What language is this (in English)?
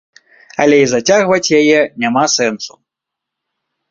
Belarusian